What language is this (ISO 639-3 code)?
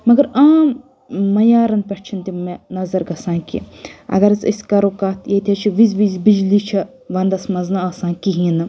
kas